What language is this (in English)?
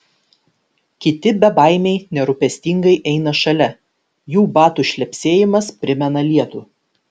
Lithuanian